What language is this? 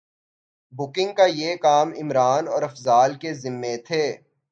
Urdu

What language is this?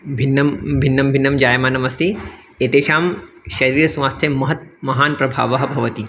Sanskrit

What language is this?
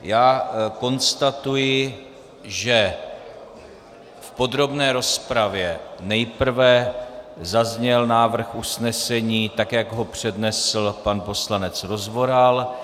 Czech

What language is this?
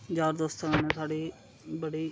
Dogri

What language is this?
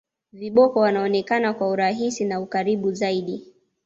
Swahili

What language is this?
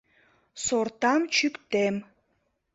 Mari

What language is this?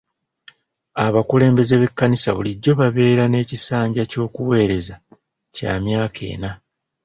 Ganda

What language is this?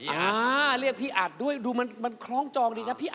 Thai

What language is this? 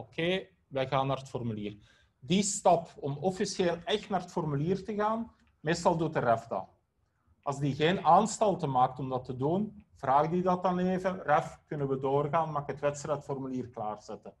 Dutch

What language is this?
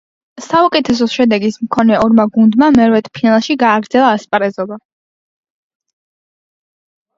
Georgian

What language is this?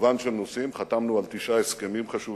Hebrew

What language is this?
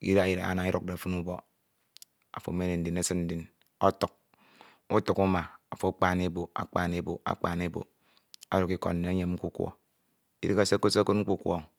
Ito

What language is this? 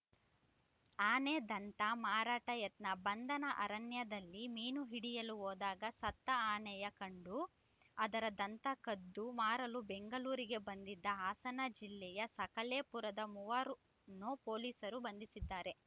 Kannada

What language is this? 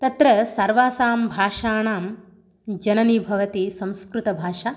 Sanskrit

